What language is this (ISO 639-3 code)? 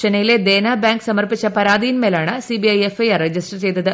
mal